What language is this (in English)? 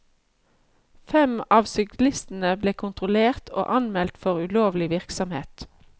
Norwegian